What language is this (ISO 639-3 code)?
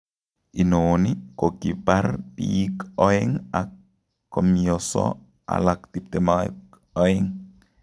kln